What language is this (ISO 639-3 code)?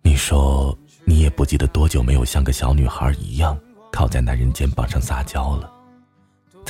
zho